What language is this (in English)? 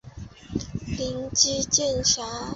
Chinese